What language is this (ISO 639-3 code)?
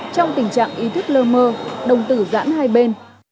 vie